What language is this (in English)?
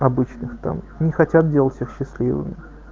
Russian